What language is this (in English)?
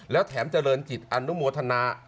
Thai